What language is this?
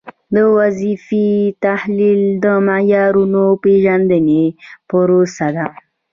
Pashto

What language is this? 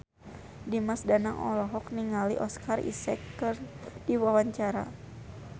Sundanese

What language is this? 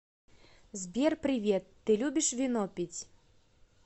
Russian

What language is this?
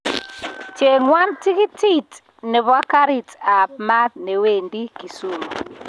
Kalenjin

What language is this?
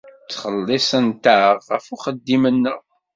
Kabyle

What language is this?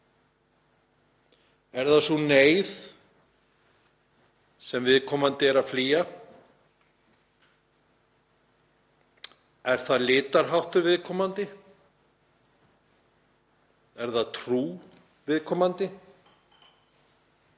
Icelandic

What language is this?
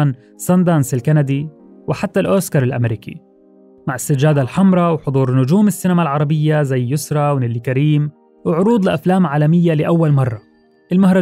Arabic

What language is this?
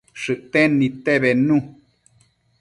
Matsés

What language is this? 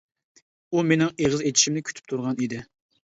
Uyghur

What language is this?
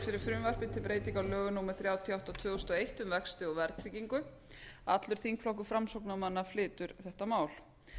Icelandic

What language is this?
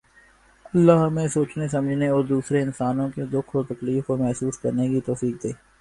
Urdu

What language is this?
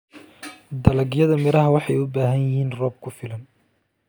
Somali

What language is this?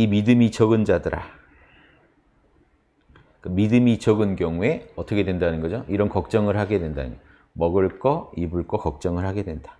Korean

